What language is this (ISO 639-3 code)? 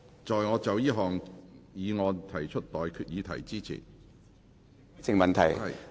yue